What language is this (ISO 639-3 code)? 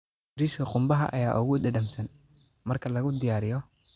som